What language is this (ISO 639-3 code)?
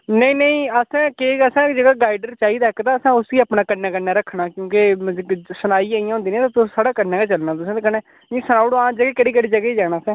doi